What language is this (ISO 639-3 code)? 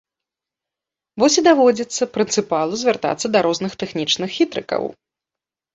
bel